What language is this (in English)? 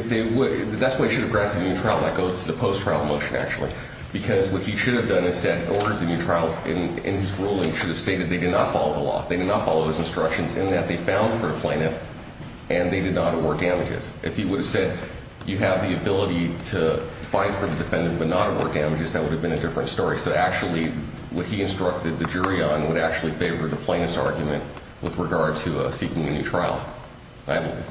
English